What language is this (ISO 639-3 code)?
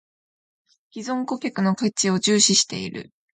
jpn